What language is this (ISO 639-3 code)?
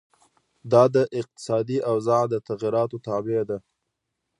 pus